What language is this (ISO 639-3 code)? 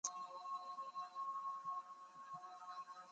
mki